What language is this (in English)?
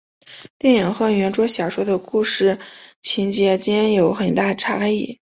Chinese